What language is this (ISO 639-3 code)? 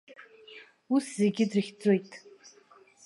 abk